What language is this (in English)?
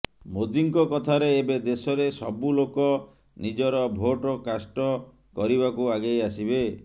Odia